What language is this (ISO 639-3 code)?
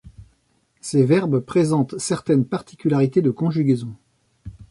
fra